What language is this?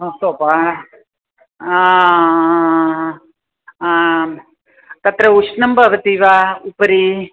Sanskrit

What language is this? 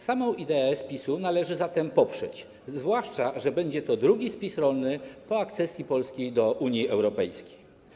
Polish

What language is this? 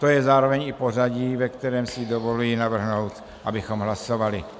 Czech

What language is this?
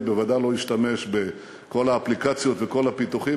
Hebrew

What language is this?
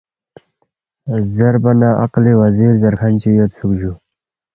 Balti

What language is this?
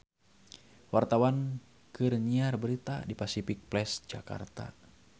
Sundanese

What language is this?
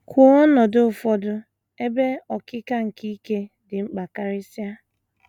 Igbo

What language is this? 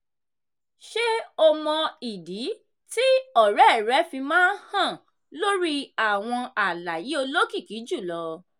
Yoruba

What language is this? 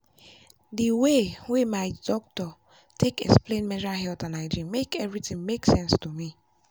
Nigerian Pidgin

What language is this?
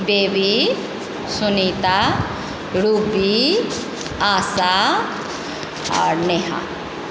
Maithili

